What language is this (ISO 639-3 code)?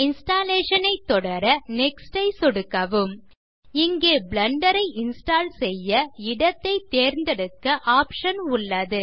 tam